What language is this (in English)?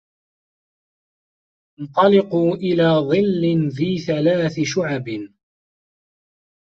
Arabic